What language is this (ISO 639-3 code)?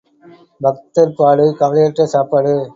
tam